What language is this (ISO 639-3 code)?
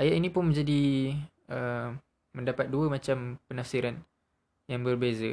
msa